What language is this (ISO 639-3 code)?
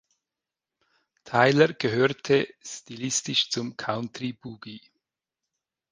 deu